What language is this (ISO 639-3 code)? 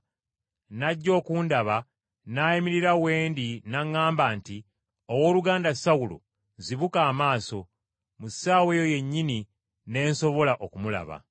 lug